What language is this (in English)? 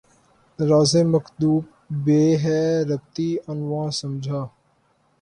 Urdu